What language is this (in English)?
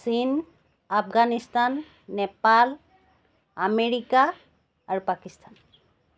Assamese